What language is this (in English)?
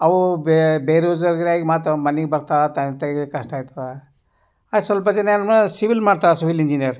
Kannada